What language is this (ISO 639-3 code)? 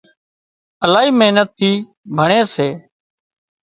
kxp